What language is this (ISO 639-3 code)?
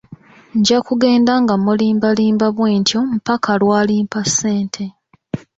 lug